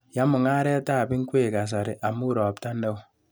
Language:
Kalenjin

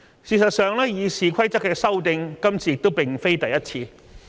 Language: Cantonese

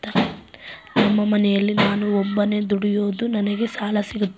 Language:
Kannada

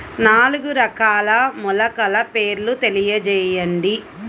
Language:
Telugu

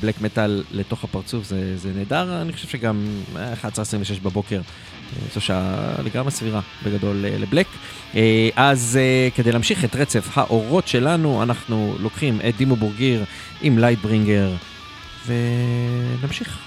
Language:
Hebrew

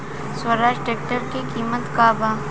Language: Bhojpuri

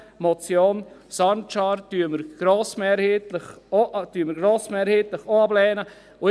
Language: Swiss German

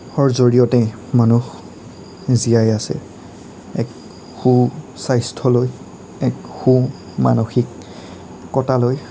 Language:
Assamese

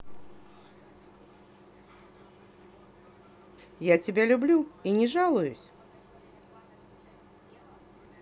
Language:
Russian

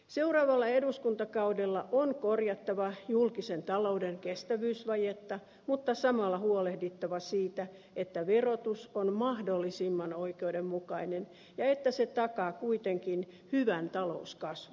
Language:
Finnish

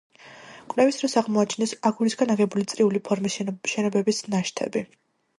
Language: Georgian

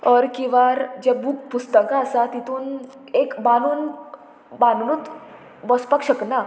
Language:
Konkani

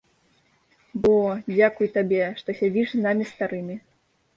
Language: Belarusian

